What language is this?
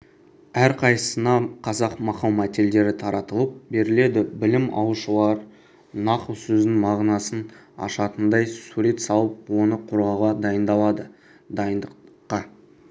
Kazakh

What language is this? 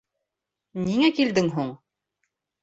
Bashkir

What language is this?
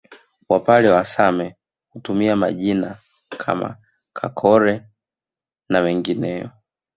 Swahili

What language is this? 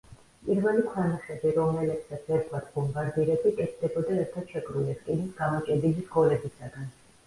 Georgian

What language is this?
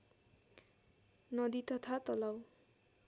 Nepali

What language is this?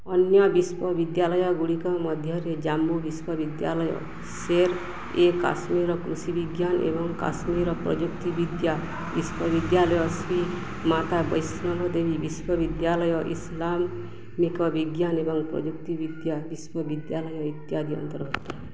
Odia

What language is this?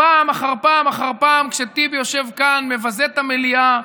Hebrew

